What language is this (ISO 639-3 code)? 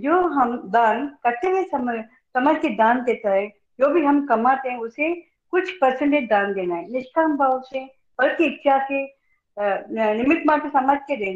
hin